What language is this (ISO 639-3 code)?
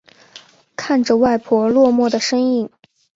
zho